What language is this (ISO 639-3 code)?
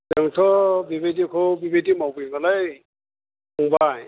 brx